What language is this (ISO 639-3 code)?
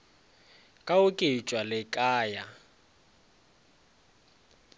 nso